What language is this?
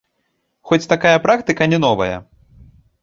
Belarusian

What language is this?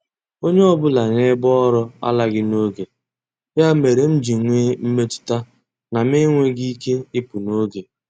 Igbo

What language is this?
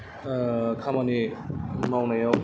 Bodo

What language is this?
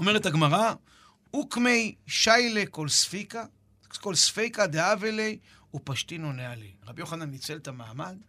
Hebrew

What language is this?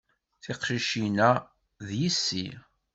Kabyle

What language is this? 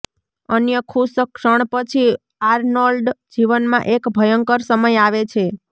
Gujarati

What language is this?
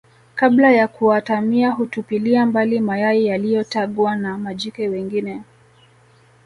Swahili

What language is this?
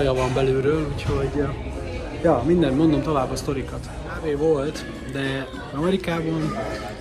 Hungarian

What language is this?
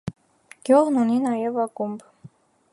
Armenian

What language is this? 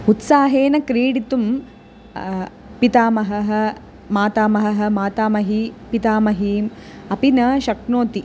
Sanskrit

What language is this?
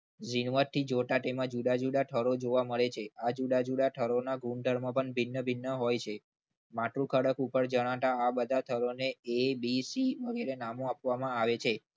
Gujarati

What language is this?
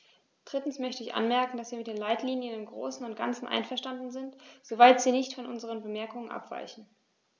German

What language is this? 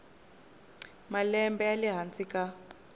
Tsonga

